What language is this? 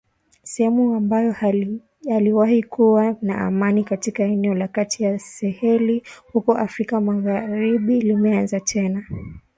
Swahili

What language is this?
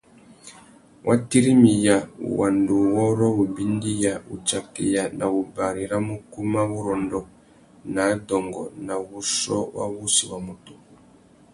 Tuki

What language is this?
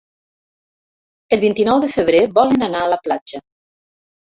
Catalan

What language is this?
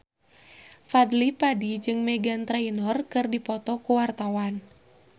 Sundanese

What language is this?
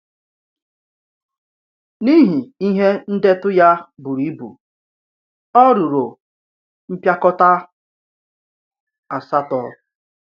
Igbo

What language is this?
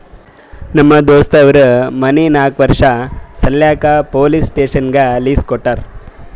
Kannada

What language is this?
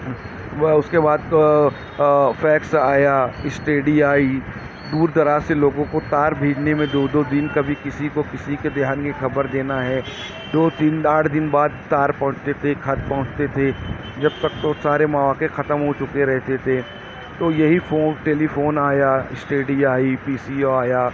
Urdu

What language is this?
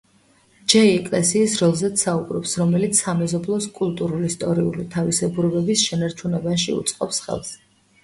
Georgian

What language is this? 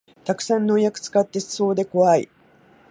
Japanese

